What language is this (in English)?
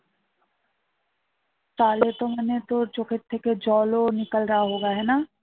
Bangla